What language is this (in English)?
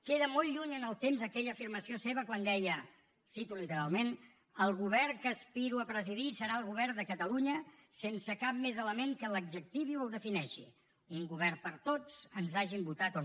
Catalan